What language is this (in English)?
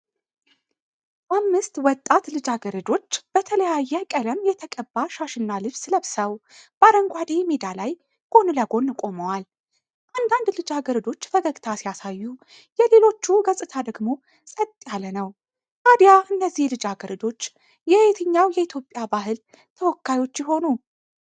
Amharic